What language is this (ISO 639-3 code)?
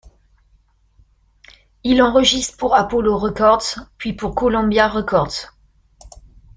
fra